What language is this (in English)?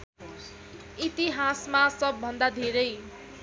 Nepali